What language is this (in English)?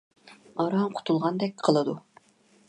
Uyghur